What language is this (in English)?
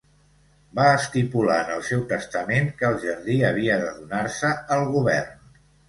Catalan